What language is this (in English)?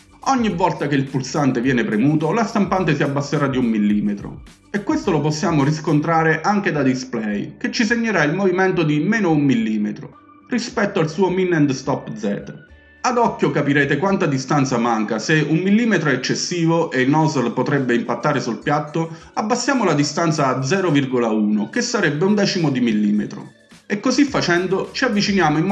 Italian